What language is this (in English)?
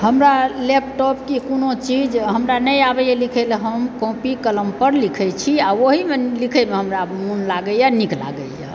Maithili